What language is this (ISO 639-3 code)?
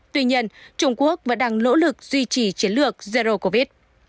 vie